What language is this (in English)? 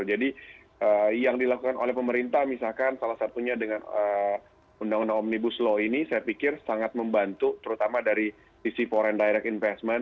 Indonesian